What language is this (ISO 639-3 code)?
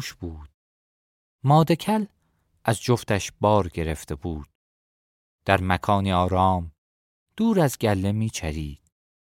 fas